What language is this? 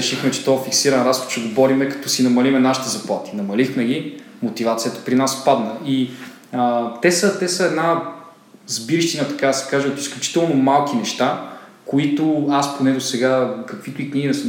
Bulgarian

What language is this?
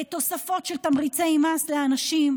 Hebrew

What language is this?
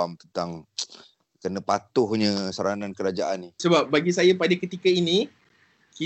Malay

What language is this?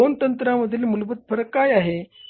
Marathi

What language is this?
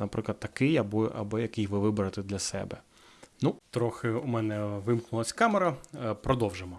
Ukrainian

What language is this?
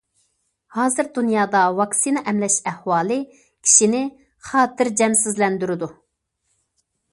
Uyghur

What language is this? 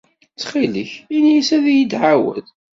Kabyle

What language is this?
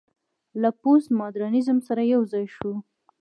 Pashto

